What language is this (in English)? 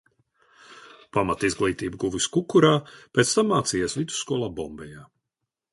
Latvian